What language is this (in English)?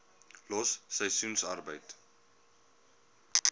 Afrikaans